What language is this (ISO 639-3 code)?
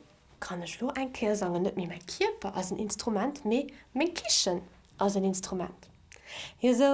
deu